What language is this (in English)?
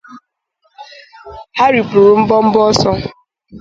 Igbo